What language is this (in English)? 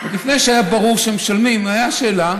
Hebrew